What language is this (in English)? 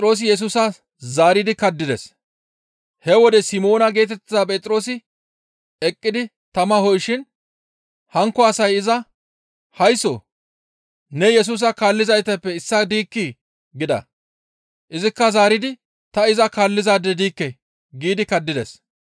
Gamo